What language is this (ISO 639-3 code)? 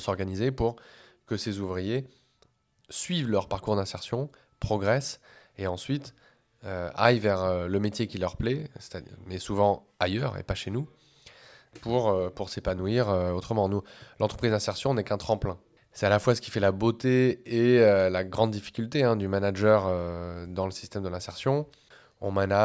fra